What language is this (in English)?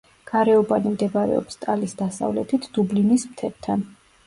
Georgian